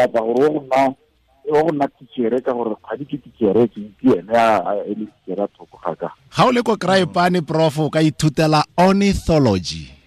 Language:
Croatian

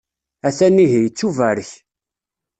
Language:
Kabyle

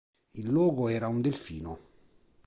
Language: Italian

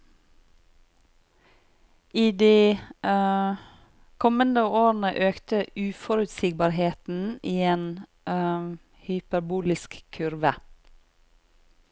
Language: Norwegian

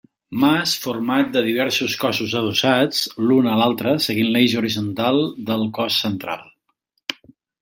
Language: Catalan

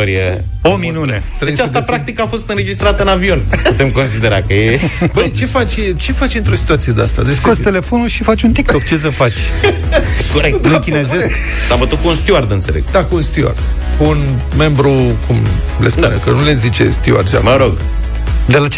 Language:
Romanian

